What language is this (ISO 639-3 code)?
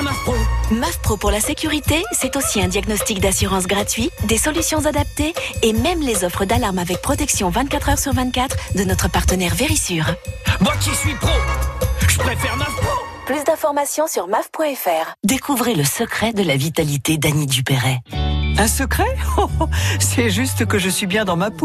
fra